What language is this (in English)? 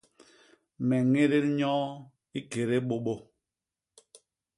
Basaa